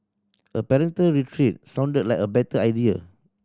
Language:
English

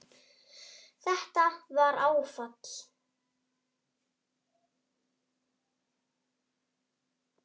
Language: Icelandic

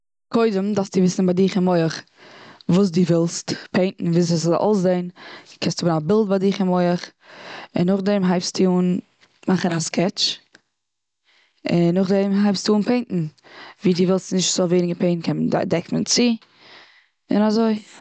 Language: Yiddish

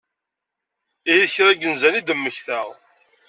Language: Kabyle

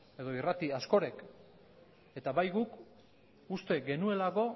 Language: Basque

